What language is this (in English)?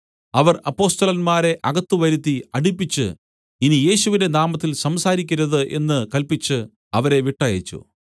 Malayalam